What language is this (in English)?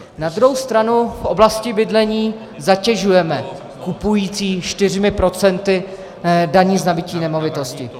Czech